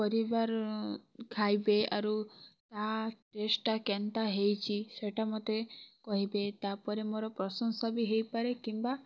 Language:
Odia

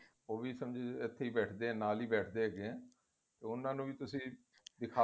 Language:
Punjabi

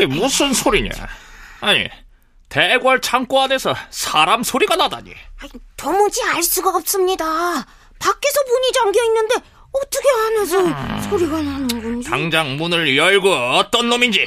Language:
Korean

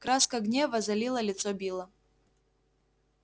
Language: Russian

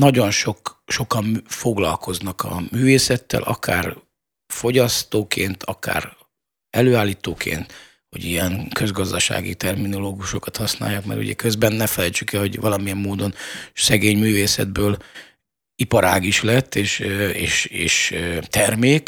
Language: Hungarian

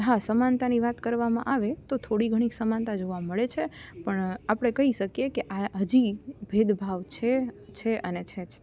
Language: Gujarati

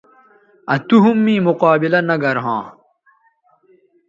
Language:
Bateri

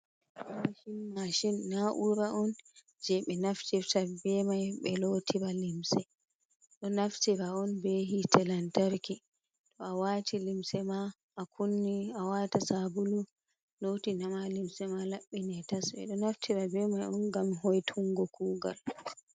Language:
Fula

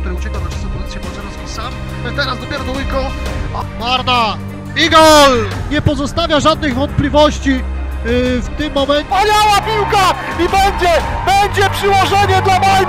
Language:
Polish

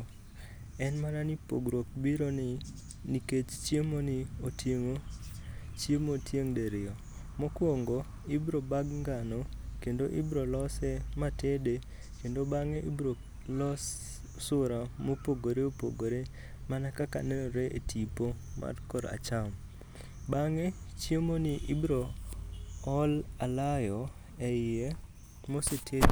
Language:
Luo (Kenya and Tanzania)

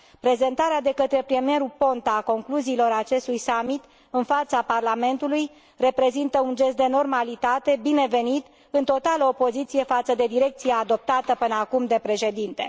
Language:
Romanian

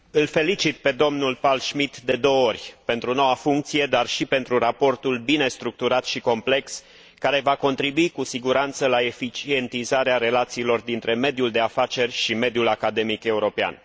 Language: Romanian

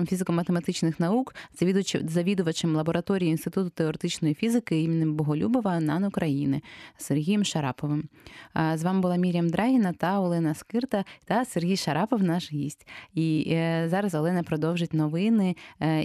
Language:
Ukrainian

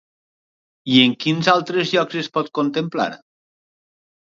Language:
Catalan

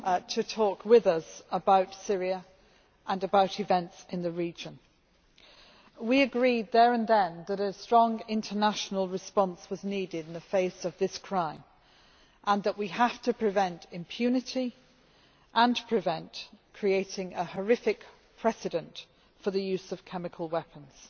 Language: English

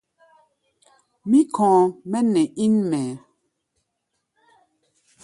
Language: Gbaya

